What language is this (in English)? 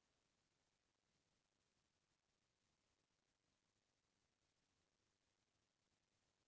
Chhattisgarhi